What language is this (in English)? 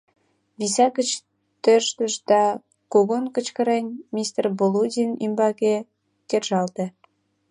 Mari